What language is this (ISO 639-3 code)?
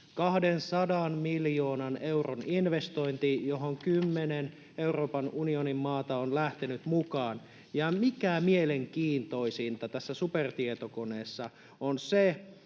fin